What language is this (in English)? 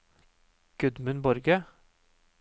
Norwegian